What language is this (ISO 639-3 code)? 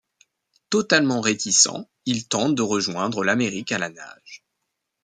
fra